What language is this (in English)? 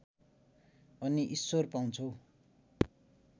Nepali